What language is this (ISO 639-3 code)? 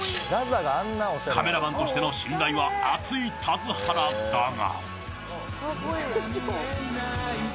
jpn